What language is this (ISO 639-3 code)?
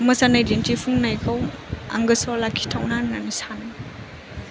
brx